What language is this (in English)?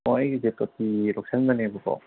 Manipuri